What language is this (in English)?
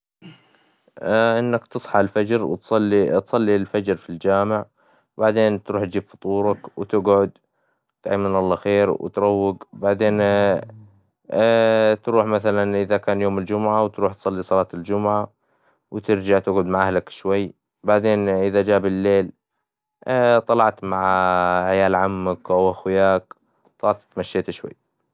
Hijazi Arabic